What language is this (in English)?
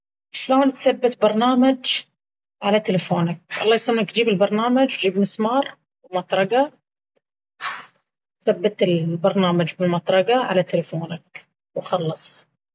Baharna Arabic